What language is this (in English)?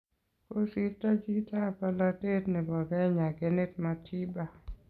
Kalenjin